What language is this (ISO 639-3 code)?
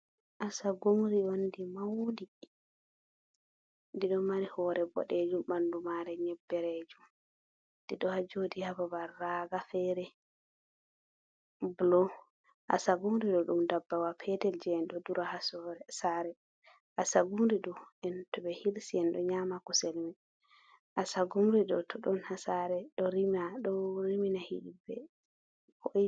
ful